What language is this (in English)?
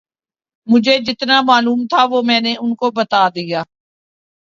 Urdu